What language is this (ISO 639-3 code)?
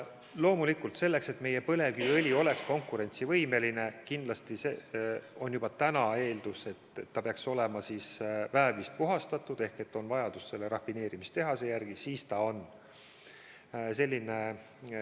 est